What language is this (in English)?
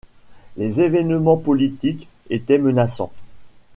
French